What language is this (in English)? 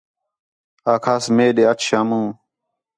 Khetrani